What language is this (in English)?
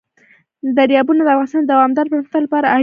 Pashto